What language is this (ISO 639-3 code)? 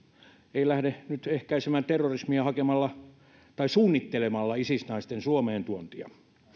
fin